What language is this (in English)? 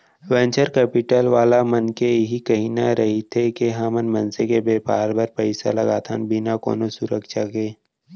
Chhattisgarhi